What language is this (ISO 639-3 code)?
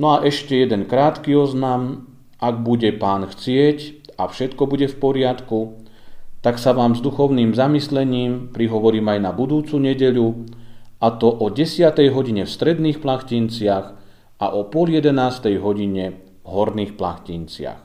slk